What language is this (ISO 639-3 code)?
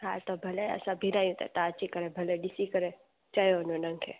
snd